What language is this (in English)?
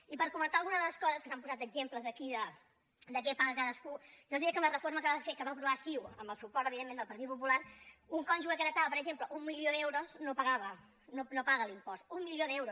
Catalan